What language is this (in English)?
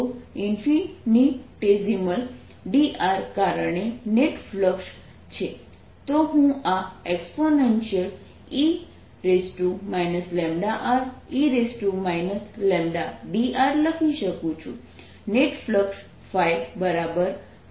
Gujarati